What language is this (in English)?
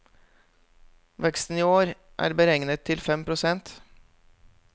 Norwegian